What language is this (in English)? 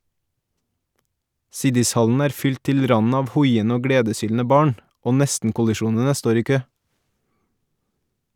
Norwegian